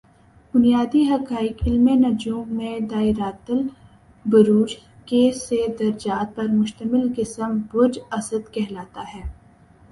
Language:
Urdu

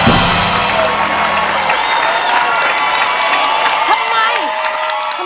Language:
Thai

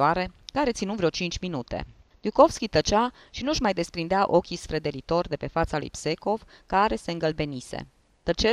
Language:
Romanian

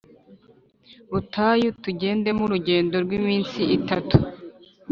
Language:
Kinyarwanda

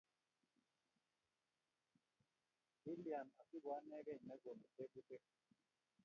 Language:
Kalenjin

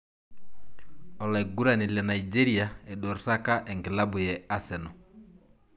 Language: Masai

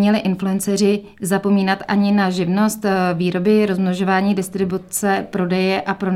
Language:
Czech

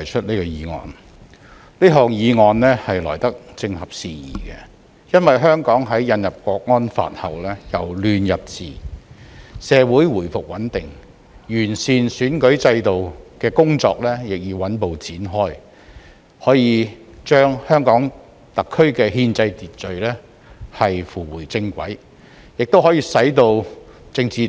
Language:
Cantonese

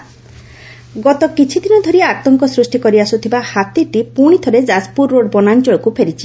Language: Odia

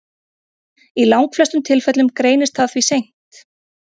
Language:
Icelandic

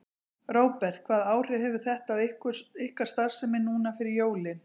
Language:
Icelandic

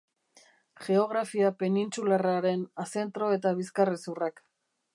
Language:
Basque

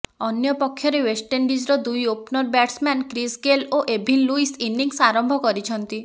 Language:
Odia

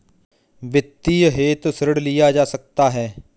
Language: Hindi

